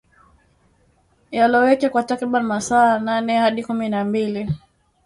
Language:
Swahili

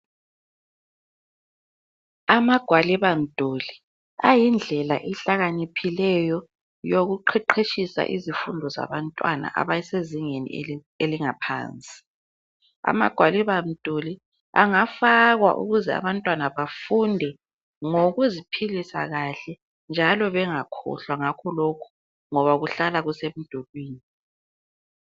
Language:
North Ndebele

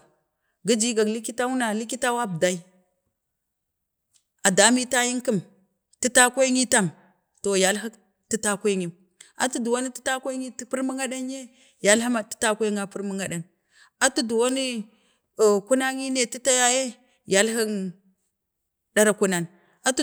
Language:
Bade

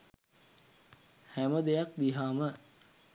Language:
Sinhala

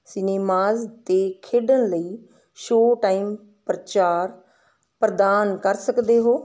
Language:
Punjabi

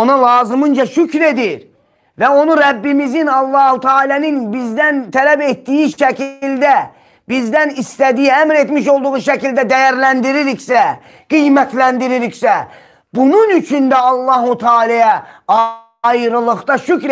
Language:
Turkish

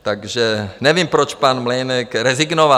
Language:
Czech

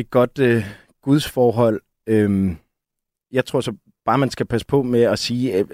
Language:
Danish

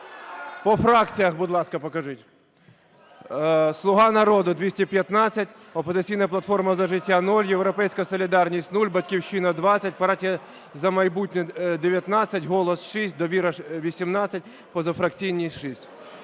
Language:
Ukrainian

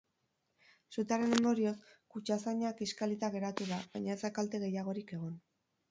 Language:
Basque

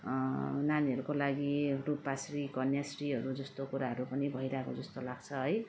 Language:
Nepali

